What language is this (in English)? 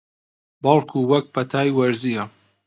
Central Kurdish